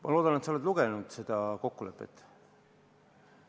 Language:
Estonian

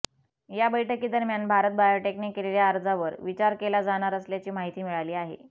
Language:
Marathi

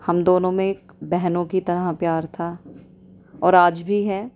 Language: Urdu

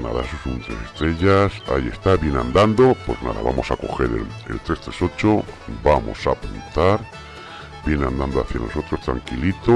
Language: Spanish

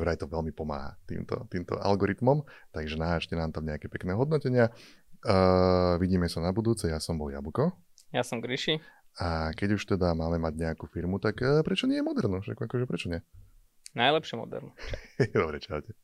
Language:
Slovak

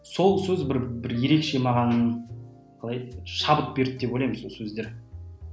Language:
Kazakh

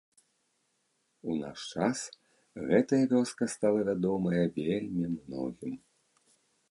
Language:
Belarusian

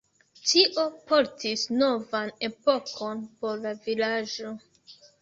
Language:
Esperanto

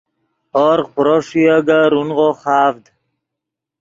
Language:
Yidgha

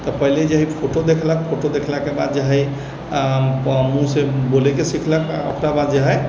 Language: Maithili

